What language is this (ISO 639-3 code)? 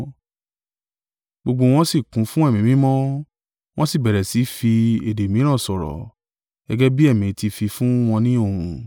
yor